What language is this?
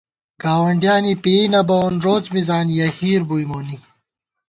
Gawar-Bati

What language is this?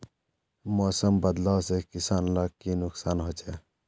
Magahi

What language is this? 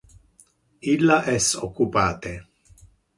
Interlingua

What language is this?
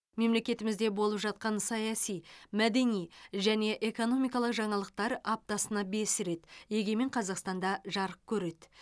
Kazakh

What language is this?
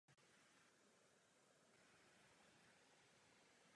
Czech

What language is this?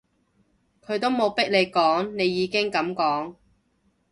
Cantonese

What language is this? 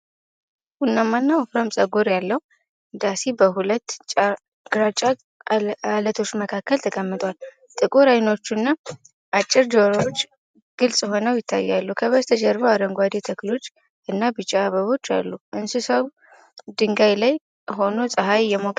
Amharic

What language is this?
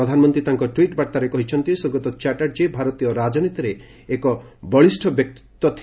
Odia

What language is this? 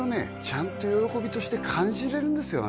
Japanese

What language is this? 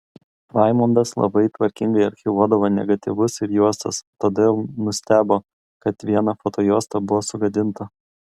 Lithuanian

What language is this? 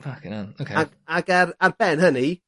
Welsh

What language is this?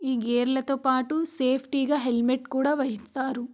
Telugu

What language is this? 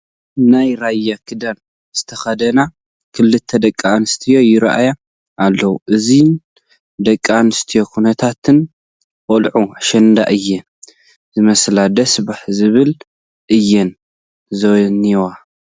Tigrinya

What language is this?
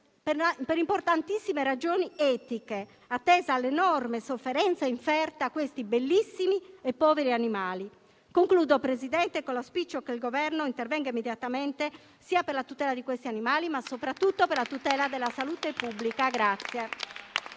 Italian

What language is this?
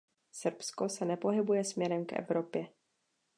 Czech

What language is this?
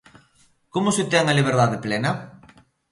Galician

